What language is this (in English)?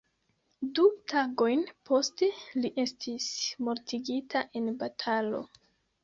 Esperanto